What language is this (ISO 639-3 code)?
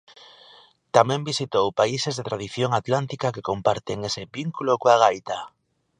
glg